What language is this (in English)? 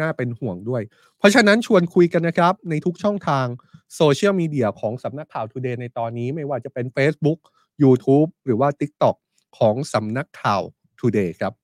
Thai